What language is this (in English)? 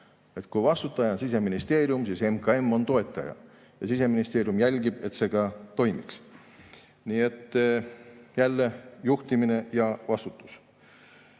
Estonian